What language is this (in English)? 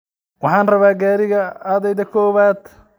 Somali